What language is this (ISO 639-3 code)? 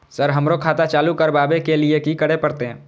mai